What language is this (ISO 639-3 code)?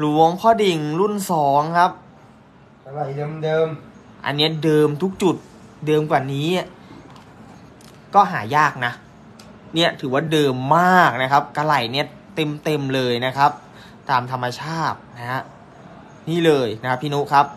tha